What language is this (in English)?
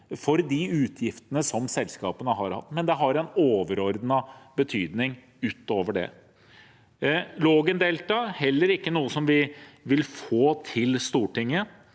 Norwegian